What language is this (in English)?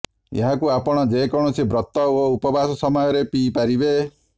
Odia